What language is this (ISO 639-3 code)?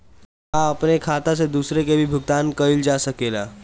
bho